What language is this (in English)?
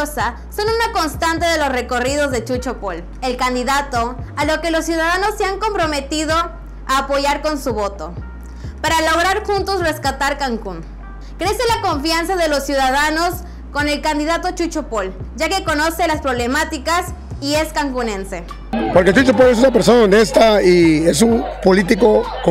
Spanish